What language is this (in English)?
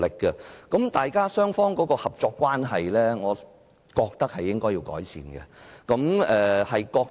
Cantonese